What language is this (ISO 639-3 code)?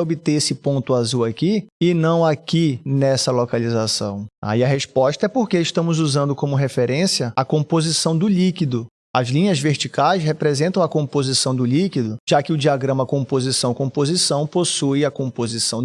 por